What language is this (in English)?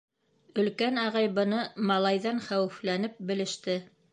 Bashkir